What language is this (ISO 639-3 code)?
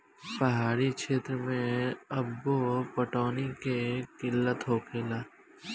bho